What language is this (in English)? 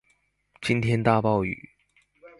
Chinese